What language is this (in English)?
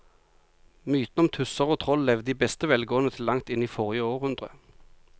Norwegian